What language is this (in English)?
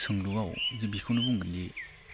Bodo